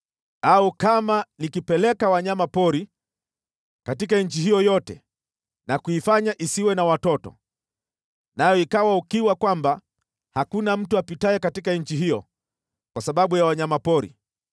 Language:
Swahili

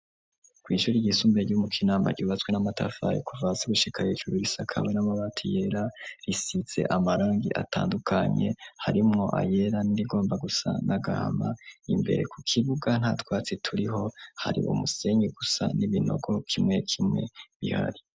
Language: Rundi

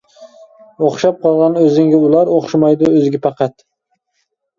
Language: Uyghur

